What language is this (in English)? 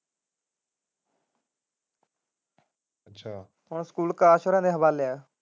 Punjabi